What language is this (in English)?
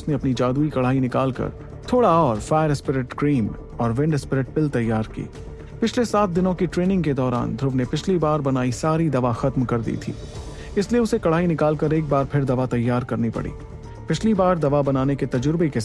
Hindi